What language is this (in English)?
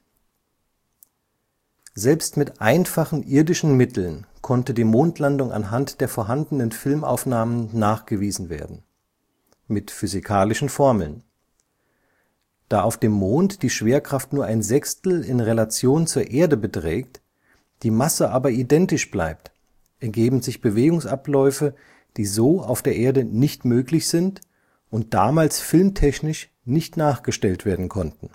German